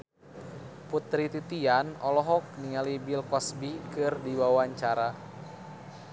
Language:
Sundanese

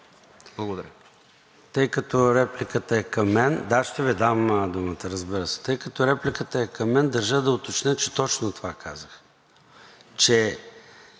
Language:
Bulgarian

